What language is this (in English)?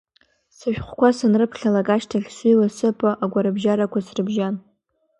Abkhazian